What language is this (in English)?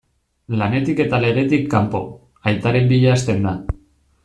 Basque